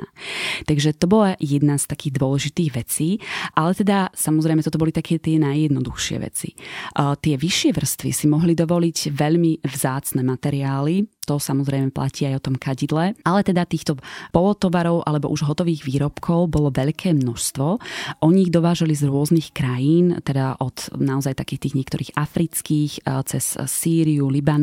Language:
Slovak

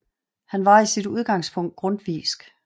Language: Danish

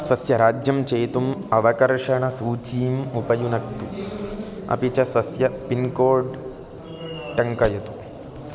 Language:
Sanskrit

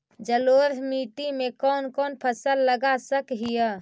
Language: Magahi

